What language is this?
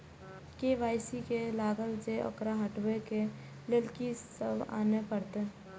Maithili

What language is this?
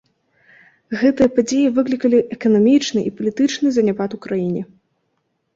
Belarusian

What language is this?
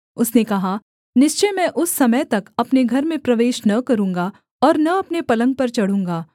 Hindi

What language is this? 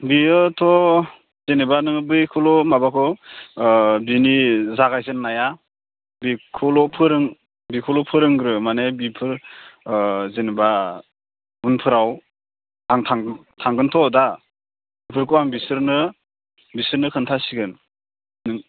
Bodo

